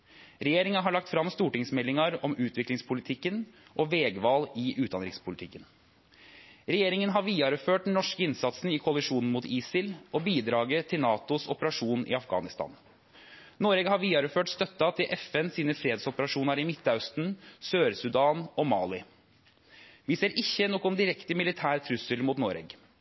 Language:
Norwegian Nynorsk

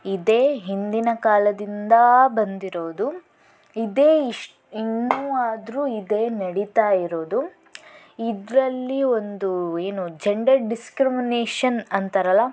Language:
Kannada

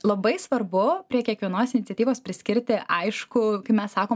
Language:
Lithuanian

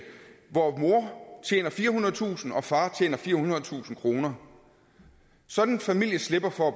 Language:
Danish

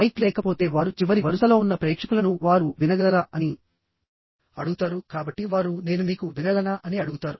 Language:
Telugu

